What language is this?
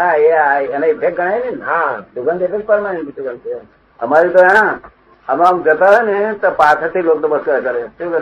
Gujarati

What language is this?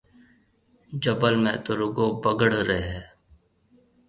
Marwari (Pakistan)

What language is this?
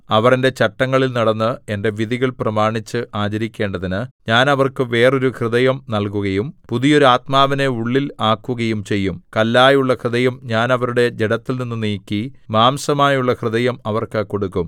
Malayalam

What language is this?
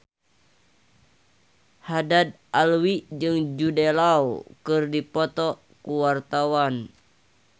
Sundanese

